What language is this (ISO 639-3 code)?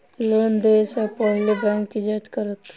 mai